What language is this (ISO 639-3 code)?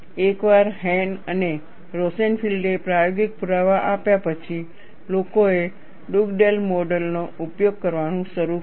guj